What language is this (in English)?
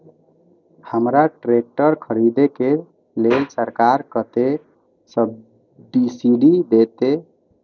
Maithili